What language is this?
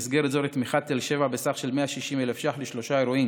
Hebrew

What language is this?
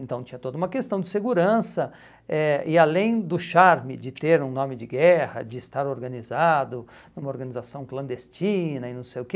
Portuguese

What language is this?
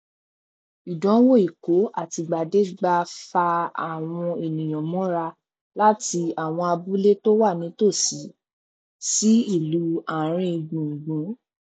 Yoruba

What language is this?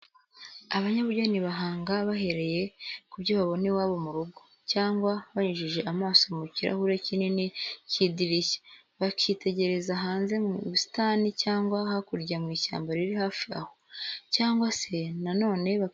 Kinyarwanda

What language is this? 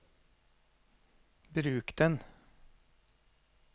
Norwegian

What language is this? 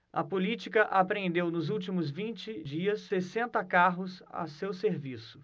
Portuguese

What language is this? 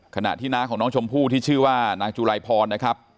Thai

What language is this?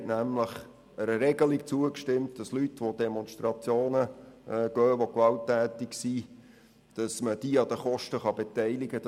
Swiss German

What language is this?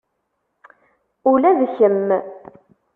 Kabyle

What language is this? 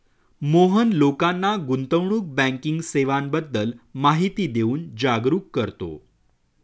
Marathi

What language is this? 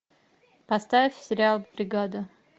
Russian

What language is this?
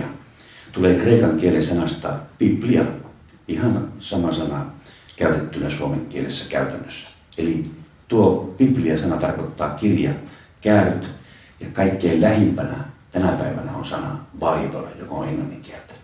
Finnish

